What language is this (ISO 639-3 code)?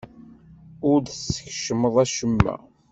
kab